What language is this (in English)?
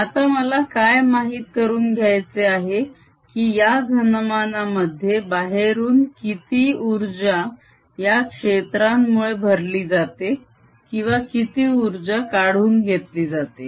Marathi